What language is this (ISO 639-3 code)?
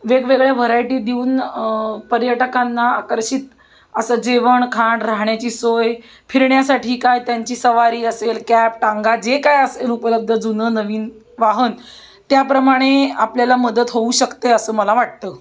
mar